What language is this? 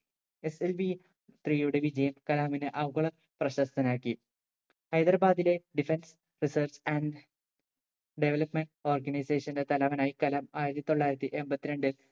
Malayalam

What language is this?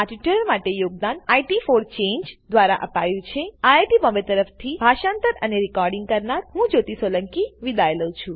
Gujarati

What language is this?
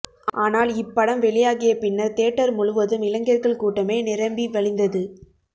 Tamil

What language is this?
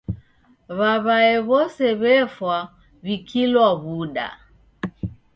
Taita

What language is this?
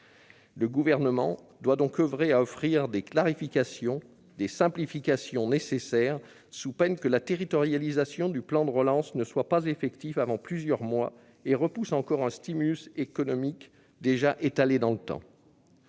French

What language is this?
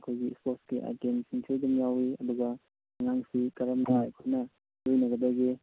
Manipuri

